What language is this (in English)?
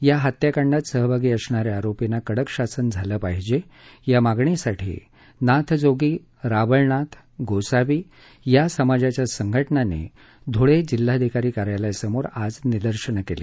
Marathi